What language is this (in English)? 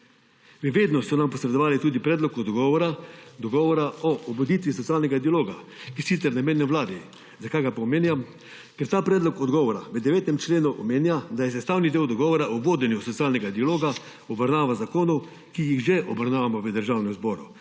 Slovenian